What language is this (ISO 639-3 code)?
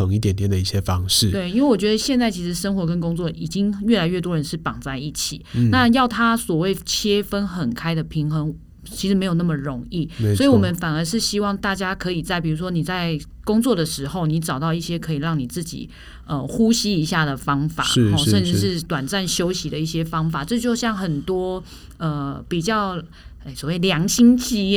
zho